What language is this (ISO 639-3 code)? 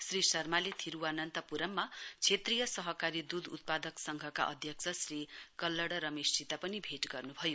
nep